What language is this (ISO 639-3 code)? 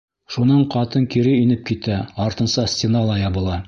bak